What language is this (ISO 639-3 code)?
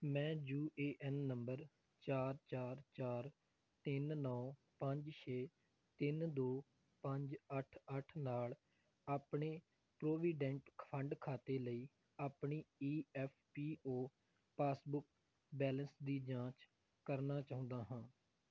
pan